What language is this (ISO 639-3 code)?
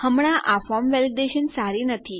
guj